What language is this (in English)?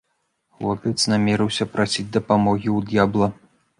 Belarusian